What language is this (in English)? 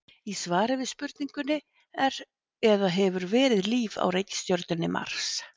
Icelandic